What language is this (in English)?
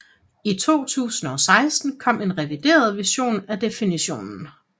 Danish